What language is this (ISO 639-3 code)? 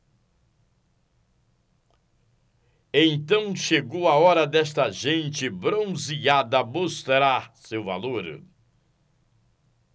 por